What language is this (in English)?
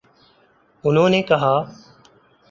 Urdu